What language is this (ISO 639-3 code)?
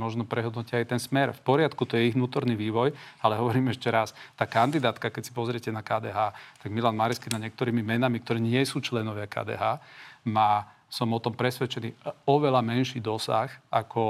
slk